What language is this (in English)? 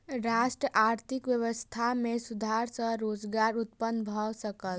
Maithili